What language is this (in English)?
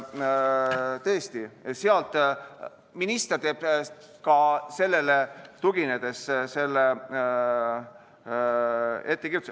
Estonian